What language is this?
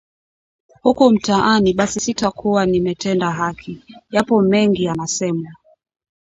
Swahili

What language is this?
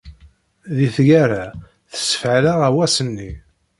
Kabyle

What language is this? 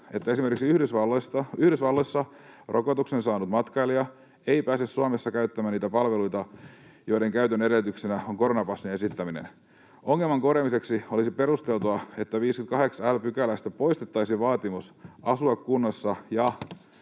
Finnish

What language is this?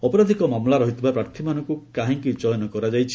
Odia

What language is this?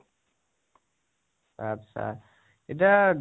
Assamese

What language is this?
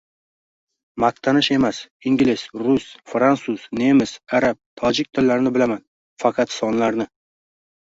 Uzbek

